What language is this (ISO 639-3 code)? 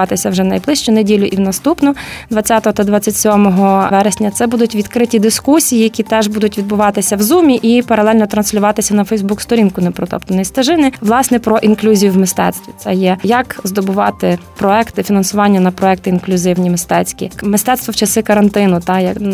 ukr